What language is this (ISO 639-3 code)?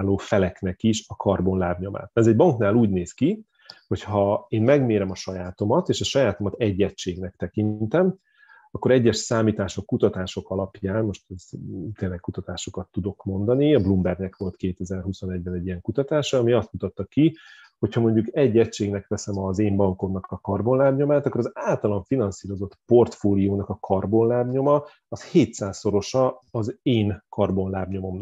hun